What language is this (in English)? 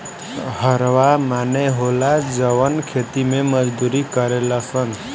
Bhojpuri